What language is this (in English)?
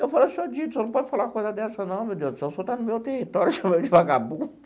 Portuguese